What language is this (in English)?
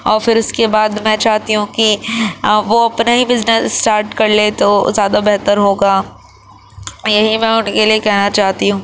Urdu